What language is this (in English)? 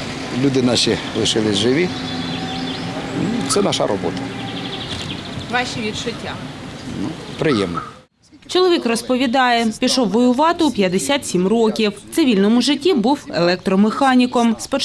Ukrainian